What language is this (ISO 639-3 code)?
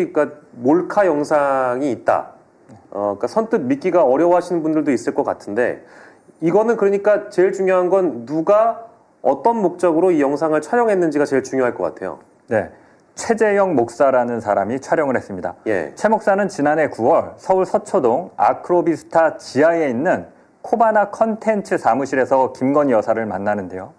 kor